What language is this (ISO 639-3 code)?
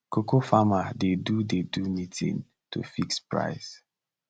pcm